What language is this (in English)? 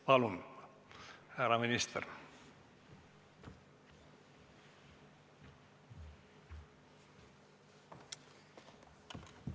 Estonian